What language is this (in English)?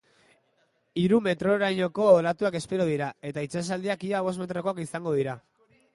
Basque